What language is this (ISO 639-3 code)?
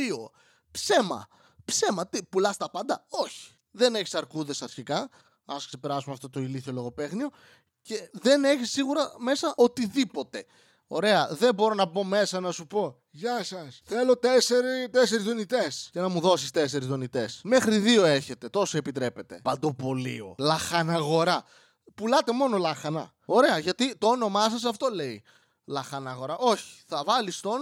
ell